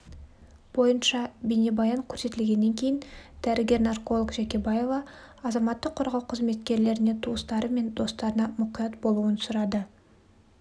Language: Kazakh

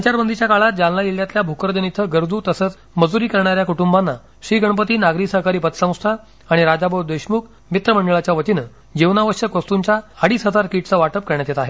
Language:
Marathi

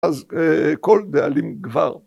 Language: Hebrew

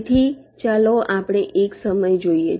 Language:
Gujarati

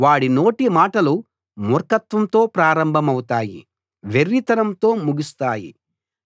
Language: Telugu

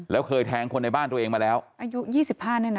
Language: Thai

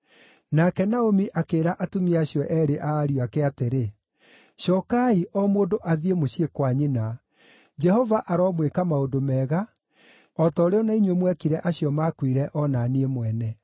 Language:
Kikuyu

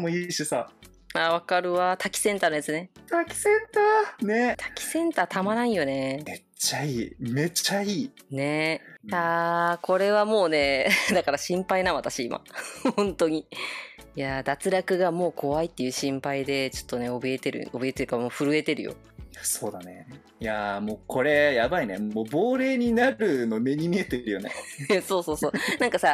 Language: Japanese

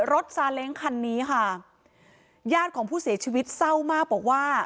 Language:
Thai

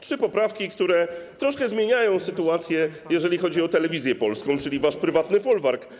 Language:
Polish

